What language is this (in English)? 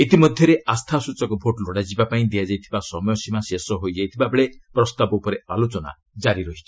Odia